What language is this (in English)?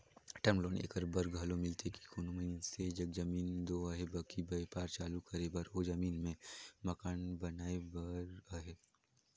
Chhattisgarhi